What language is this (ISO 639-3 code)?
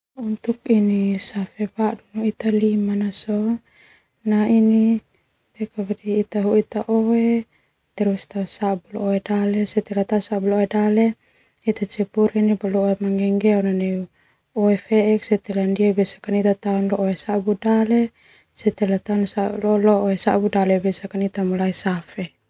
twu